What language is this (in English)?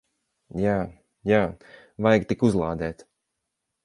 Latvian